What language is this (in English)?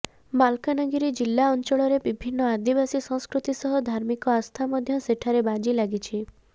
Odia